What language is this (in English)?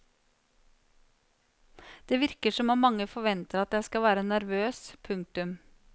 Norwegian